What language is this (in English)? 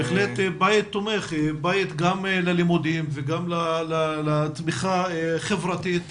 Hebrew